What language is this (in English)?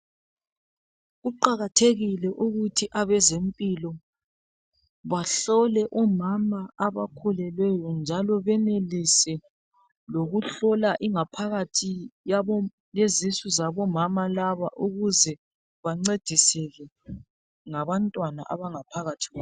North Ndebele